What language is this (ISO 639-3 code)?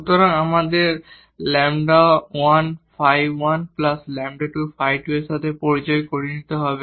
ben